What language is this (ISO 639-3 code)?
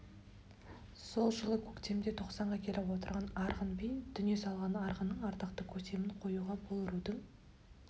kaz